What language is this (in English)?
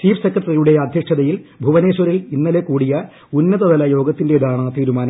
Malayalam